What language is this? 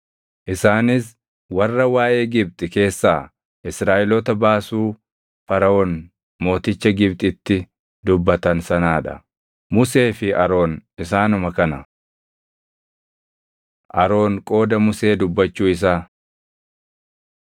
Oromo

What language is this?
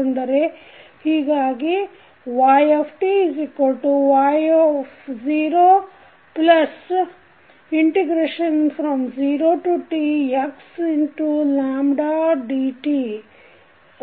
Kannada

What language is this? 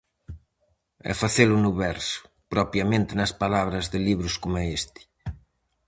Galician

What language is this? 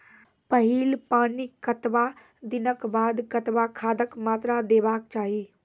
Maithili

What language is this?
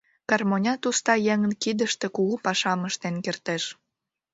Mari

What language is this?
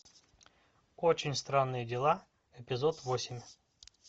Russian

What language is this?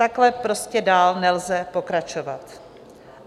Czech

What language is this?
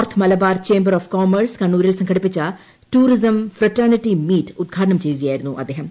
Malayalam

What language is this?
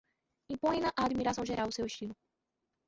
Portuguese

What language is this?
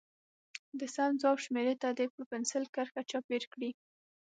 Pashto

